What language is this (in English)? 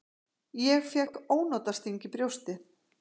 Icelandic